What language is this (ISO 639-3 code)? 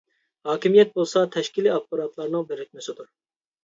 uig